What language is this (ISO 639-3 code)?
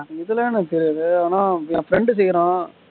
tam